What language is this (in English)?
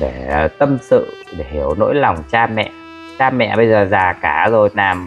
Vietnamese